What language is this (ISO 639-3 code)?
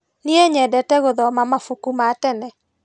kik